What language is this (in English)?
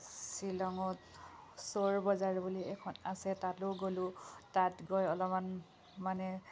Assamese